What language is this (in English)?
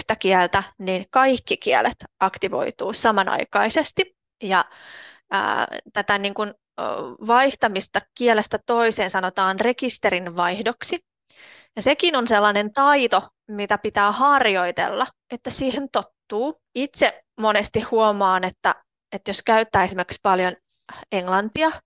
Finnish